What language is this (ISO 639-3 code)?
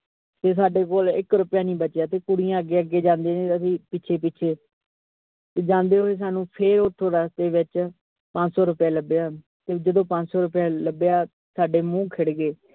pan